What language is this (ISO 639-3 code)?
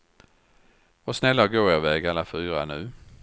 swe